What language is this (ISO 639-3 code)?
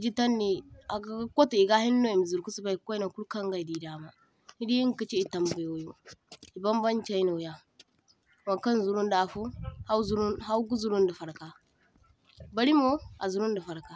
dje